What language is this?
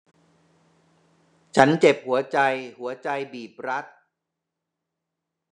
Thai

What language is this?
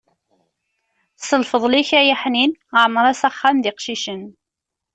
Kabyle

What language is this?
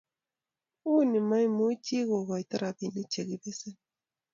Kalenjin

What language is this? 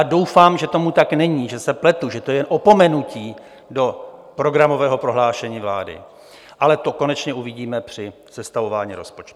Czech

